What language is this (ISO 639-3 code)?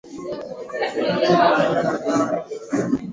swa